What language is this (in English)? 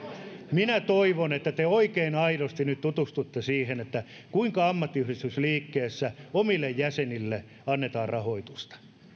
Finnish